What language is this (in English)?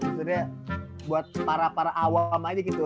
Indonesian